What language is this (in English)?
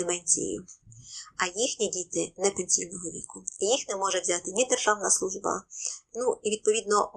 Ukrainian